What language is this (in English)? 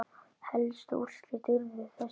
Icelandic